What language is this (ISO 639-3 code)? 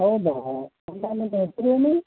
kan